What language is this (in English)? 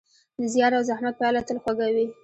Pashto